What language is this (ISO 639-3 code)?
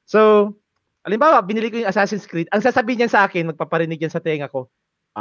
fil